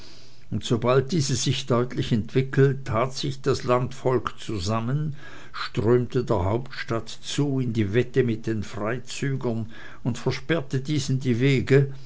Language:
German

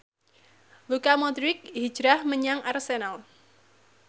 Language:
Javanese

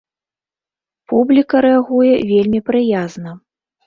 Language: Belarusian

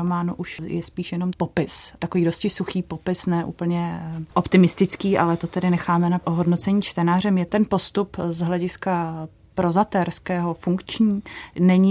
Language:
Czech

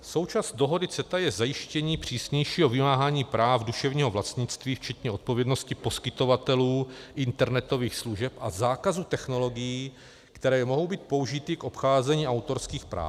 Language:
Czech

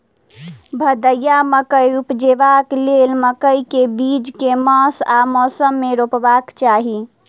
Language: Maithili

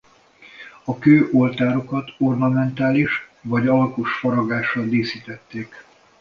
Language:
Hungarian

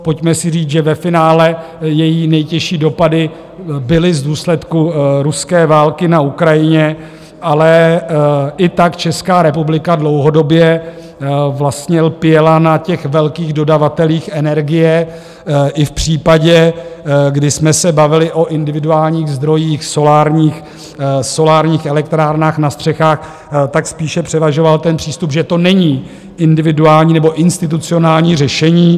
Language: Czech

